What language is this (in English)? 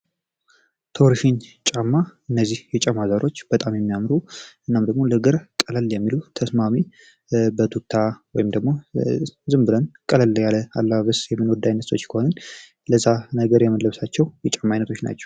Amharic